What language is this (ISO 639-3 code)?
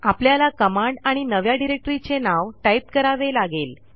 mar